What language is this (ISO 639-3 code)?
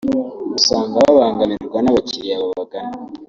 kin